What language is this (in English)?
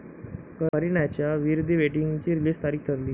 Marathi